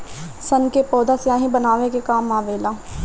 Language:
Bhojpuri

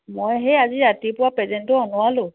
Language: Assamese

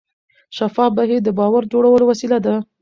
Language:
Pashto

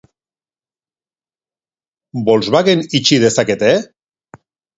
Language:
Basque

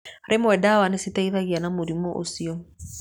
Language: Kikuyu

